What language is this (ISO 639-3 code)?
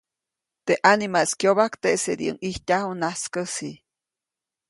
zoc